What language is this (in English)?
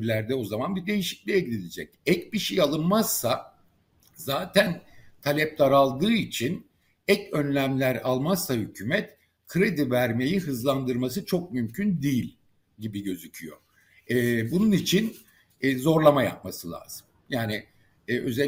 Turkish